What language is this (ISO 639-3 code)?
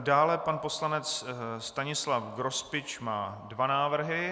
ces